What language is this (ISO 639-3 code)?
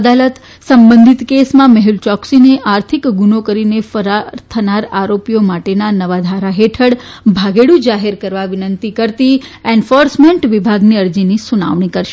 guj